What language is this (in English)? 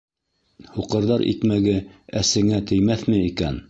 Bashkir